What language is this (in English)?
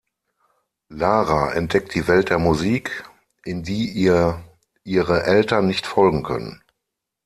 German